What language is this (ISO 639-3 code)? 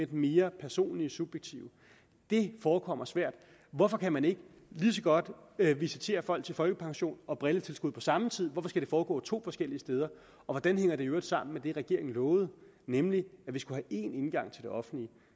dan